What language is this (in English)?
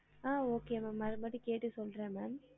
Tamil